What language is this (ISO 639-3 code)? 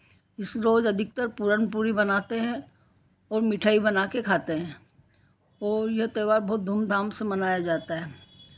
hin